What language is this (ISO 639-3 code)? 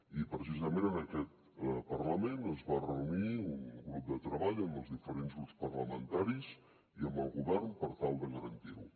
cat